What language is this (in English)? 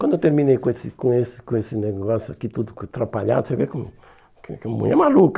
Portuguese